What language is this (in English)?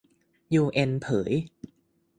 Thai